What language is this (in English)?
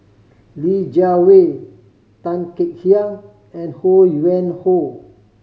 English